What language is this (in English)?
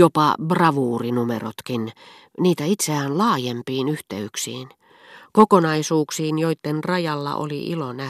Finnish